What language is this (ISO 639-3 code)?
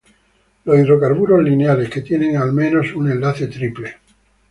spa